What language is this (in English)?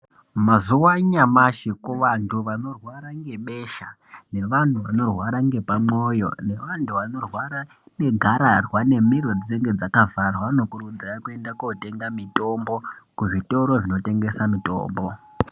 Ndau